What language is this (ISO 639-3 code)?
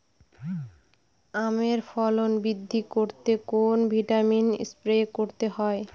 ben